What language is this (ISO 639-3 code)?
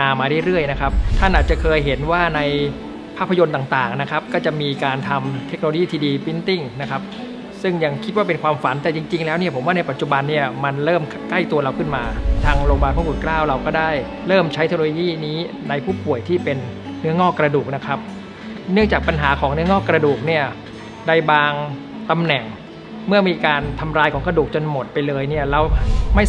tha